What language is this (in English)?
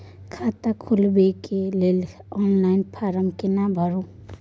Maithili